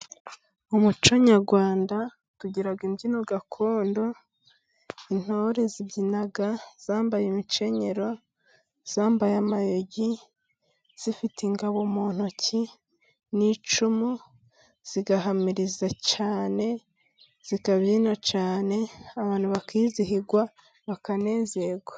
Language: Kinyarwanda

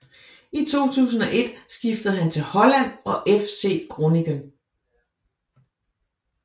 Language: Danish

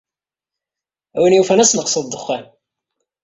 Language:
Kabyle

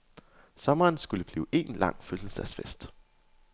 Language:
Danish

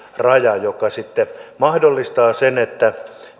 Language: Finnish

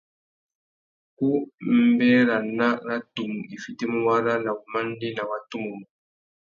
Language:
Tuki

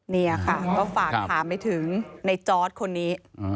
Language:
Thai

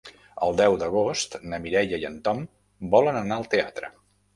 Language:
Catalan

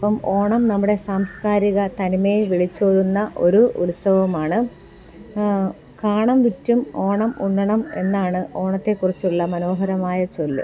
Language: Malayalam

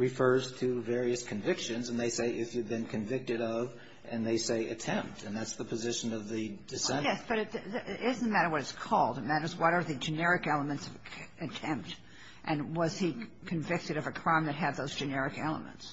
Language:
English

